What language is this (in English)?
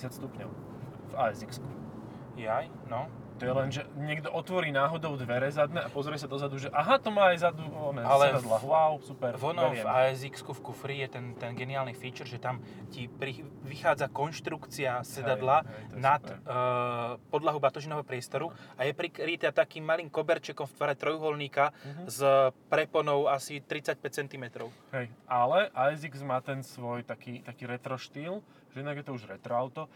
Slovak